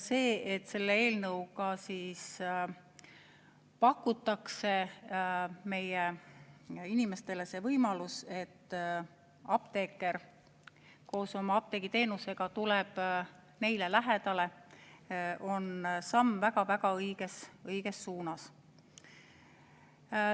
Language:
Estonian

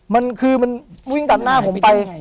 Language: Thai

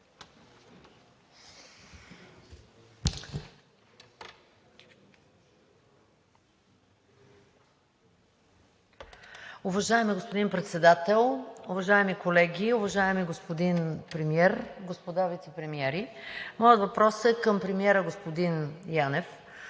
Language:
Bulgarian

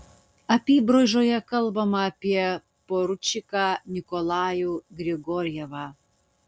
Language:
Lithuanian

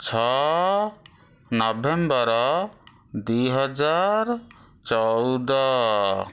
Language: Odia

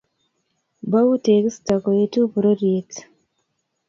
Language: Kalenjin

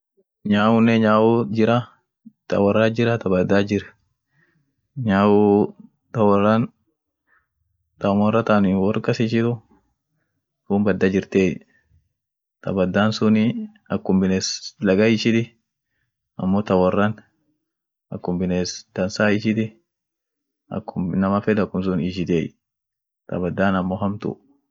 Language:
Orma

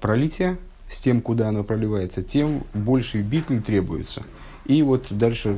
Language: Russian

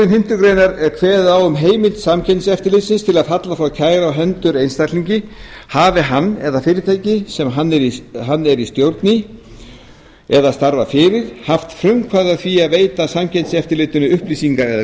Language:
Icelandic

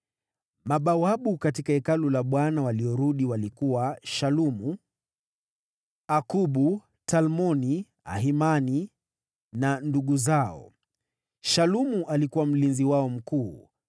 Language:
Swahili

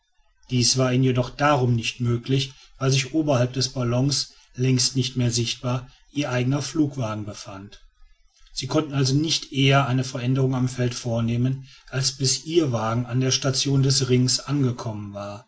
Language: German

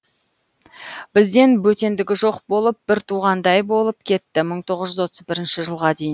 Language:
Kazakh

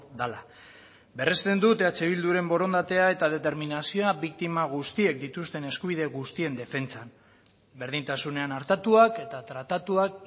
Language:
Basque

